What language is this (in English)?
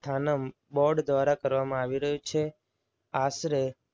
Gujarati